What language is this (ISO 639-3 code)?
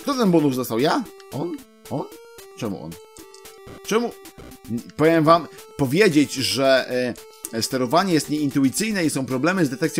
pol